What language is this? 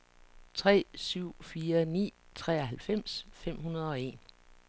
Danish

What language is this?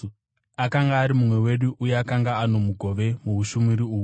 Shona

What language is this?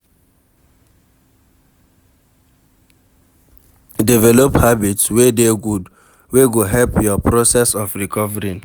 Nigerian Pidgin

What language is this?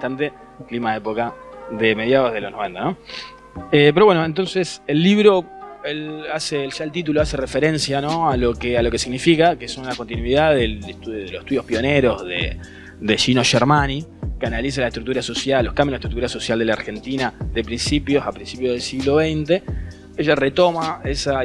Spanish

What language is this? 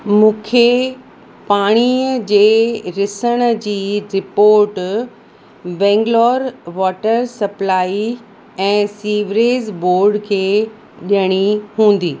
Sindhi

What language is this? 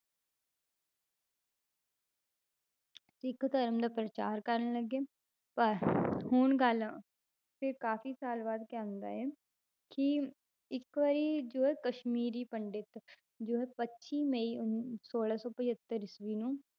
Punjabi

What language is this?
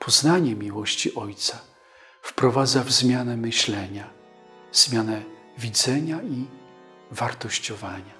Polish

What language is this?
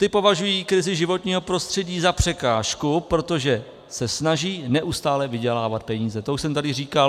Czech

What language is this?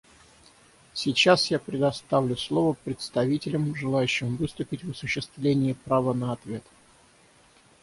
Russian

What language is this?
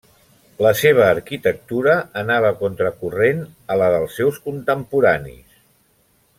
Catalan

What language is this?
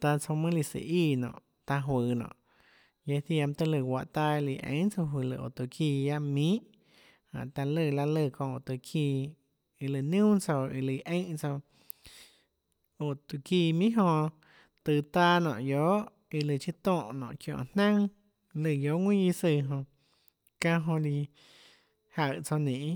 Tlacoatzintepec Chinantec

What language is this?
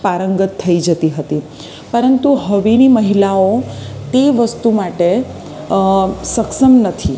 Gujarati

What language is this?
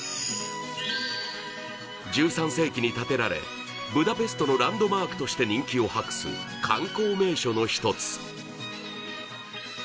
Japanese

